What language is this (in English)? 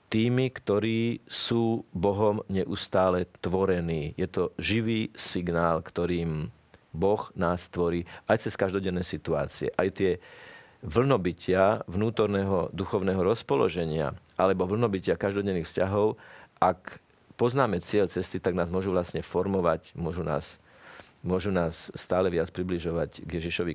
Slovak